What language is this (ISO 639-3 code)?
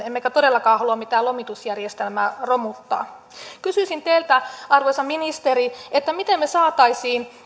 fin